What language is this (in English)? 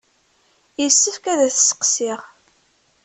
Kabyle